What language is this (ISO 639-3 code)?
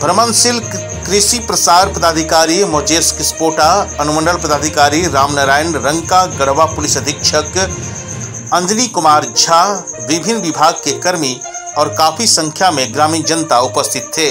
hin